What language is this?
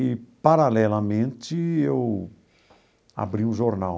Portuguese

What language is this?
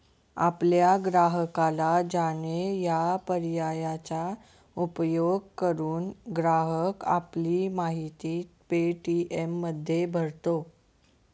Marathi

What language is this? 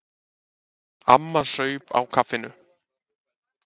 Icelandic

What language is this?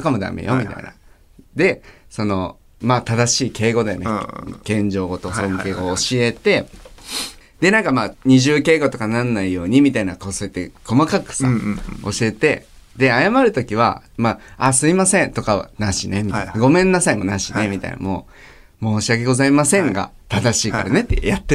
Japanese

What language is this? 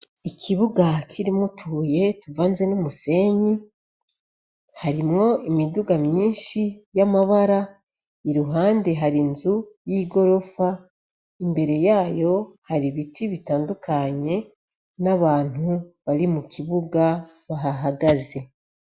Rundi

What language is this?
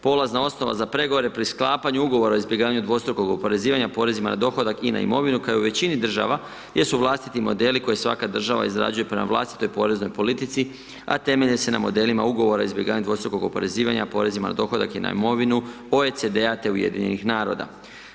Croatian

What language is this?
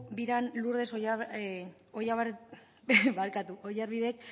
Basque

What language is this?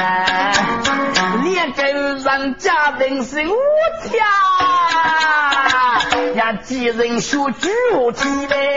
Chinese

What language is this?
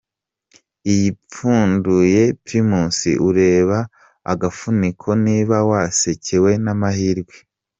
Kinyarwanda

